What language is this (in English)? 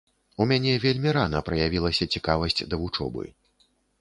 Belarusian